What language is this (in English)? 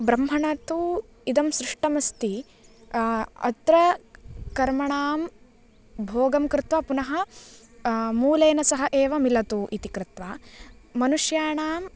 Sanskrit